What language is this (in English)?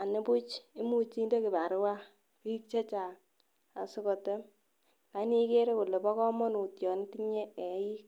Kalenjin